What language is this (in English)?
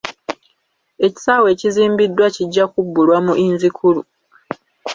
Ganda